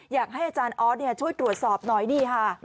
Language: Thai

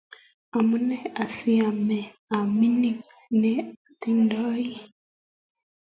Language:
Kalenjin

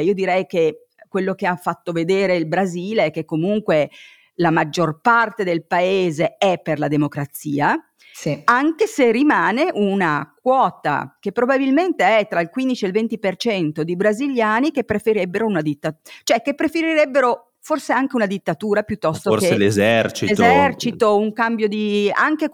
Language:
Italian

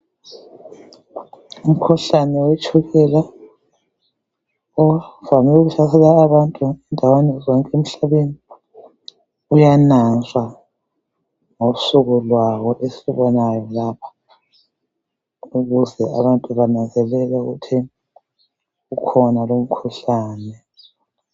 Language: North Ndebele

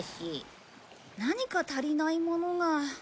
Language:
Japanese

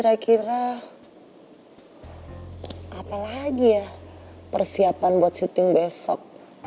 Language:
Indonesian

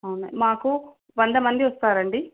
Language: Telugu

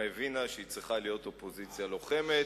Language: Hebrew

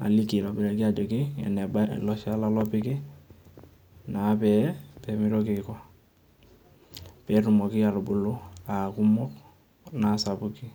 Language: Masai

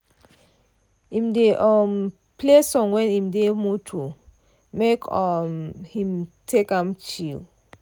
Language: Nigerian Pidgin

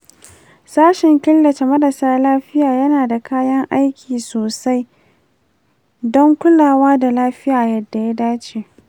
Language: Hausa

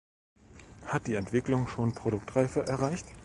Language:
German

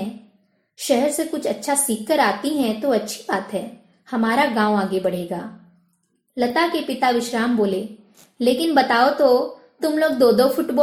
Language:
Hindi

